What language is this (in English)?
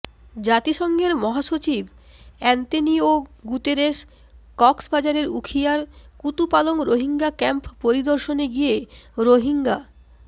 Bangla